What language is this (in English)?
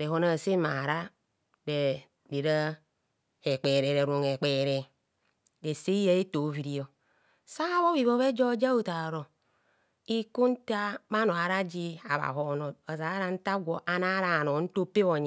Kohumono